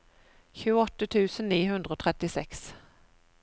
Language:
Norwegian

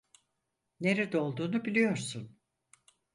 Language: Turkish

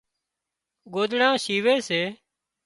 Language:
Wadiyara Koli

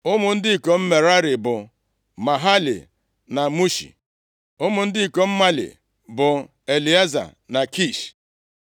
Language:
Igbo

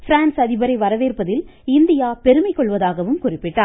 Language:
Tamil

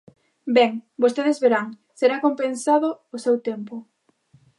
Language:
Galician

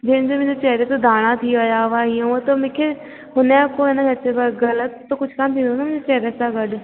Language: Sindhi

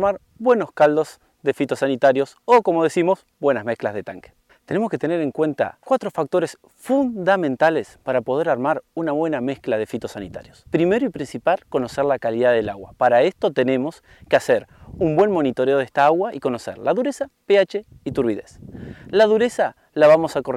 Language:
Spanish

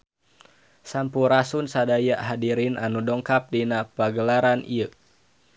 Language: Sundanese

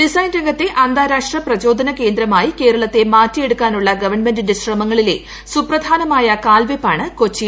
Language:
Malayalam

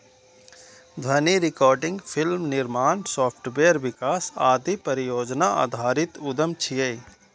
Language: Maithili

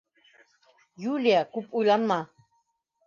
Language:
Bashkir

